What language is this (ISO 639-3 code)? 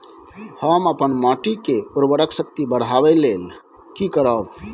mai